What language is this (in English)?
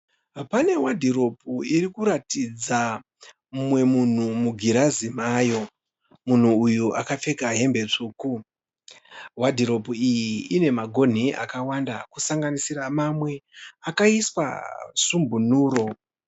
Shona